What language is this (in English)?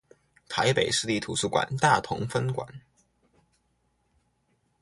Chinese